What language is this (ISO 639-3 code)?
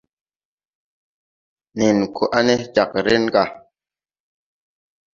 tui